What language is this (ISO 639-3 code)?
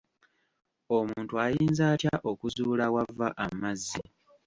lug